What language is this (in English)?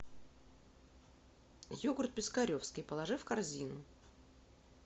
Russian